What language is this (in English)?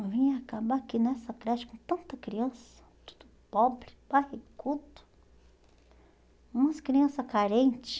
Portuguese